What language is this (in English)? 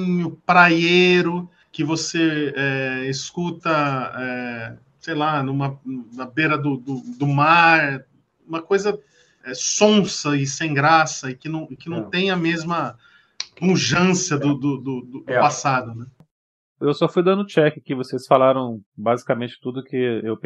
Portuguese